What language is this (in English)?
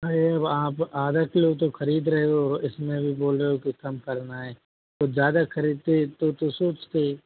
Hindi